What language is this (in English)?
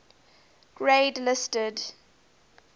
English